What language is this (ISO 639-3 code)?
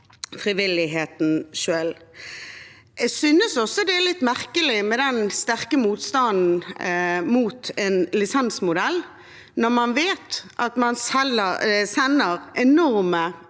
nor